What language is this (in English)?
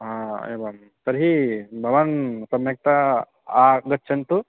Sanskrit